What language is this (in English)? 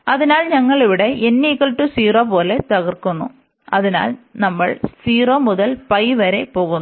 Malayalam